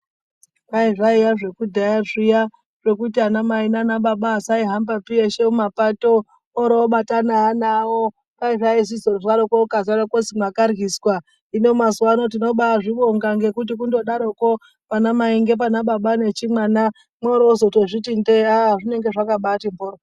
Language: Ndau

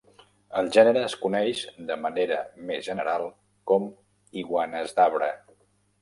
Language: Catalan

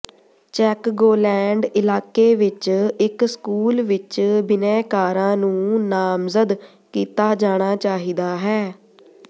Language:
Punjabi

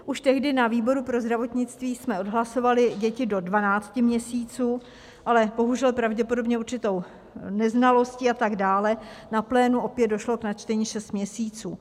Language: Czech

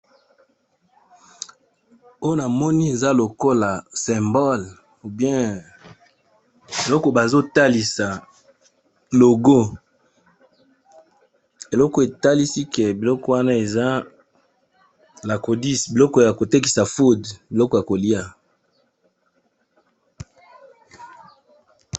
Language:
Lingala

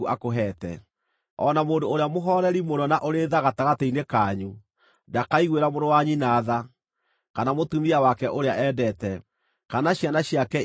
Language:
Kikuyu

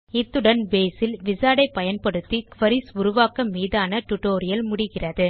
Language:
Tamil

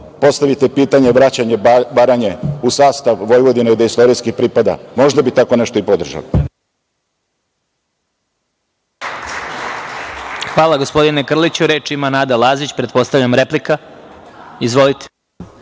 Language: Serbian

